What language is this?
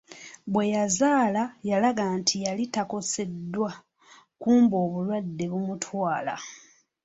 Ganda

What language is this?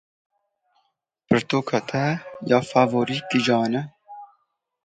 Kurdish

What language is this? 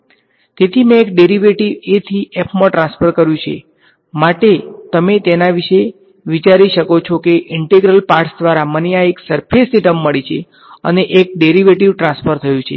Gujarati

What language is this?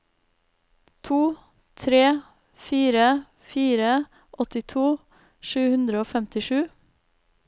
Norwegian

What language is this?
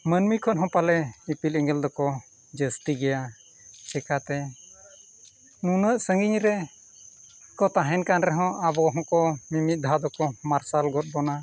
Santali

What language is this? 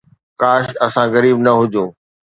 Sindhi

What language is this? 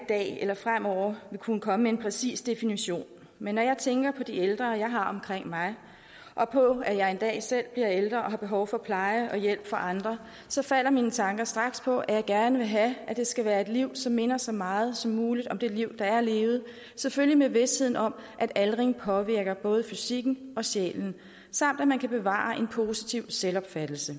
Danish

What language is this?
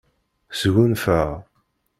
Kabyle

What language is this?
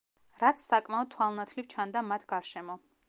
Georgian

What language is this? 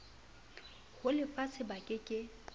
Southern Sotho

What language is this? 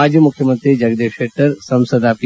Kannada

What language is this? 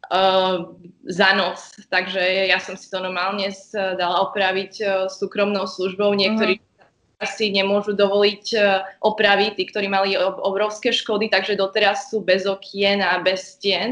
Slovak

